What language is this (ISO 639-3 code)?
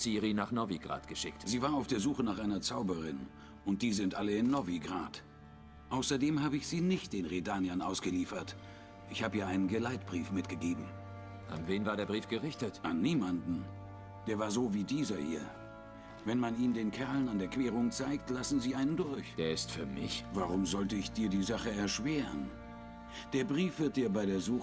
deu